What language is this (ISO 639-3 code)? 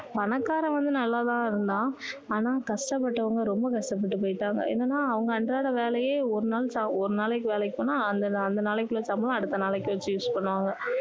tam